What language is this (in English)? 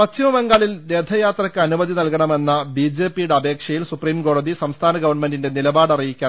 Malayalam